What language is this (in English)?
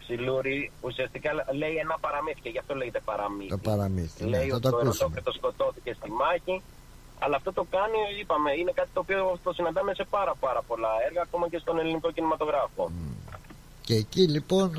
Greek